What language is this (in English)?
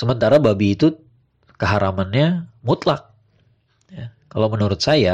Indonesian